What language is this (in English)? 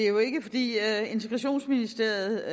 Danish